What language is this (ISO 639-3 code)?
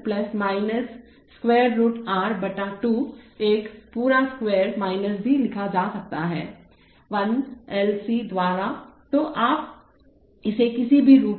hin